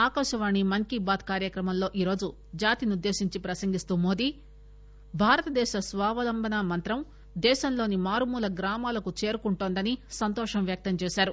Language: Telugu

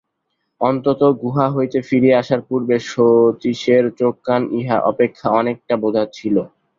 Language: Bangla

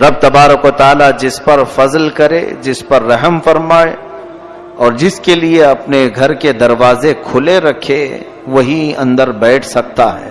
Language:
Urdu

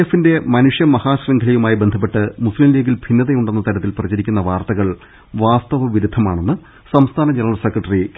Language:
Malayalam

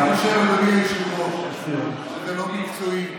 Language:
Hebrew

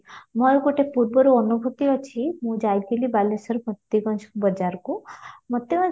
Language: Odia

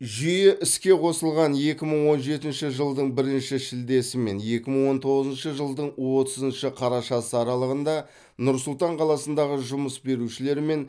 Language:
Kazakh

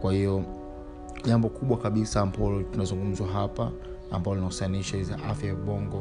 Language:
Swahili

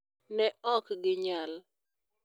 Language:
Luo (Kenya and Tanzania)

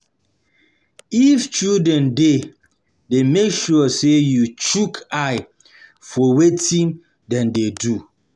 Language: Nigerian Pidgin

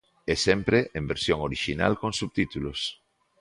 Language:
Galician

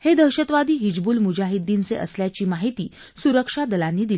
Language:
Marathi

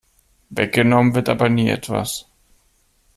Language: German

